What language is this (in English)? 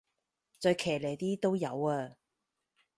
Cantonese